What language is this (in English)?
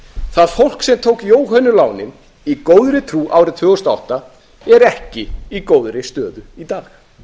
Icelandic